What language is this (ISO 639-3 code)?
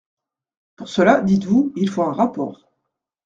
fra